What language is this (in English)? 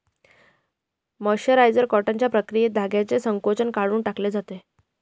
Marathi